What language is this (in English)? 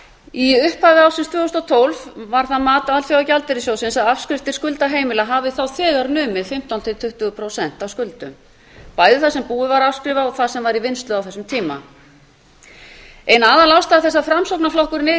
Icelandic